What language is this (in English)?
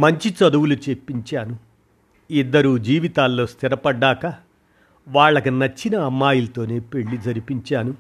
Telugu